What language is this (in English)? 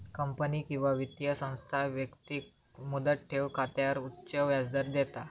Marathi